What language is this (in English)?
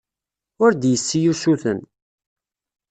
Kabyle